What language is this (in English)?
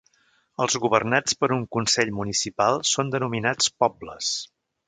Catalan